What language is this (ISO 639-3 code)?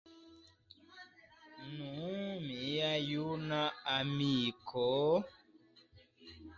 epo